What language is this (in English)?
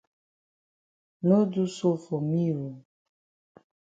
Cameroon Pidgin